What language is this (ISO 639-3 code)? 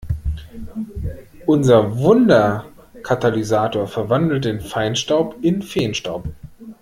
deu